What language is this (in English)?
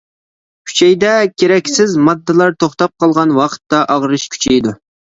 Uyghur